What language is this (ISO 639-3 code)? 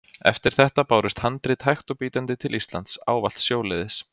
isl